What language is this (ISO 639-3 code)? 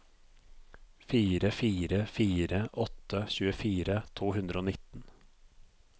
nor